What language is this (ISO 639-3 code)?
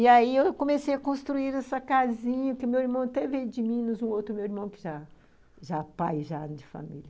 por